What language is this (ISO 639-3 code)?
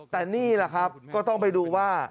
tha